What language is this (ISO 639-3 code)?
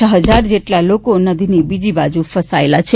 guj